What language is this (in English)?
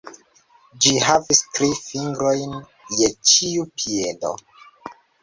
Esperanto